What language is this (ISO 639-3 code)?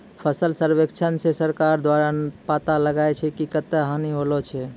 mai